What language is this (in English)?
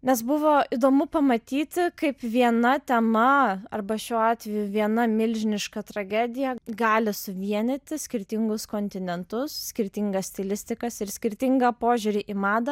Lithuanian